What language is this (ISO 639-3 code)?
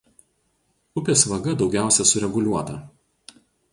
lit